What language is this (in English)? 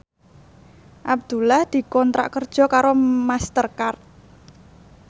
Javanese